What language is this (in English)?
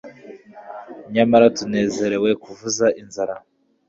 Kinyarwanda